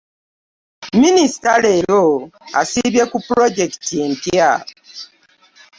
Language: Ganda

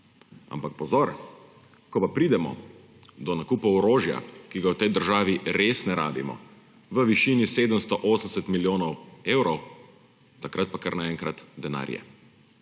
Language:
Slovenian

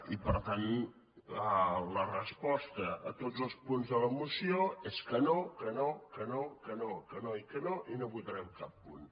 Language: Catalan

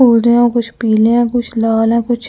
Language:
Hindi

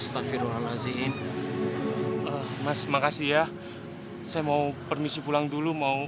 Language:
Indonesian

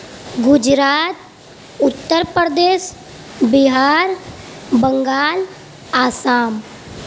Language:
Urdu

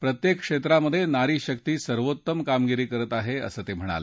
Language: Marathi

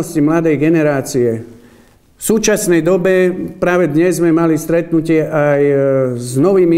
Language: Slovak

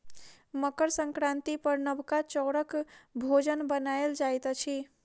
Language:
Maithili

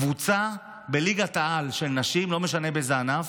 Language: Hebrew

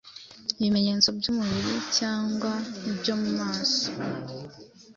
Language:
Kinyarwanda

